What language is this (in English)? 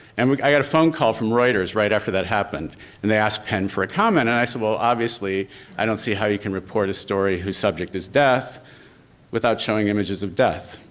English